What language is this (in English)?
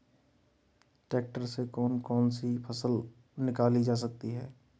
Hindi